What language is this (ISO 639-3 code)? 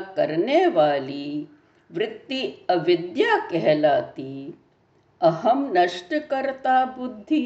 hin